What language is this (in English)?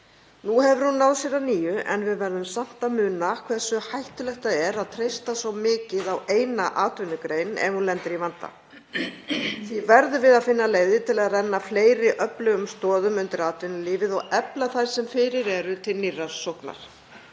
Icelandic